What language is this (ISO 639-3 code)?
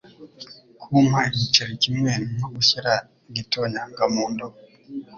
kin